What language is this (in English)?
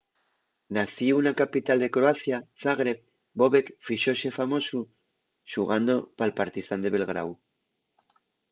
Asturian